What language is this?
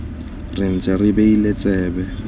Tswana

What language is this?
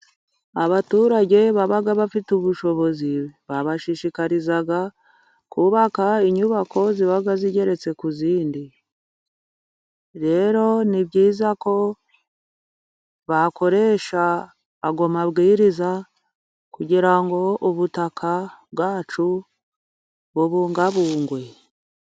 Kinyarwanda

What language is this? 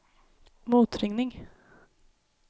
Swedish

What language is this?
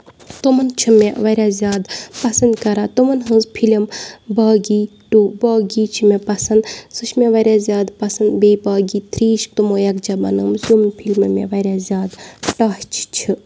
Kashmiri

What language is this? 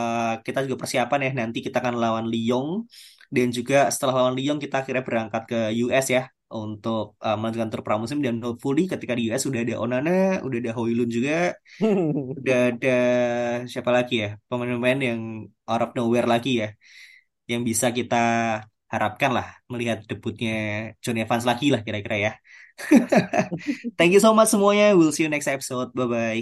Indonesian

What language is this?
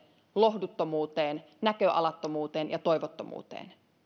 Finnish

